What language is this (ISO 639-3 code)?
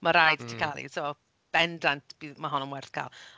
cym